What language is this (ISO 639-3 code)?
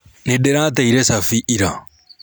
kik